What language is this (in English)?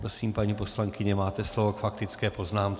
Czech